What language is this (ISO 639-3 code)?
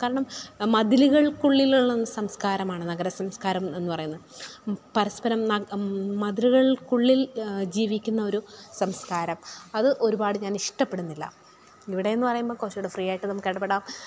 mal